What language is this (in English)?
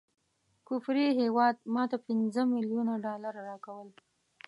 Pashto